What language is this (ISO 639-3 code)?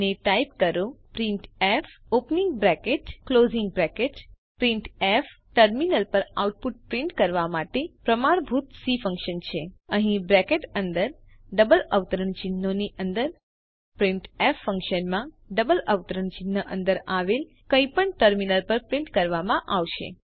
guj